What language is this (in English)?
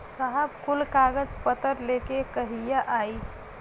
Bhojpuri